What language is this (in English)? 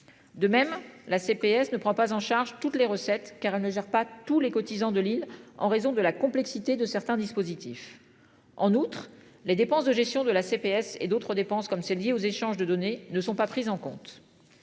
French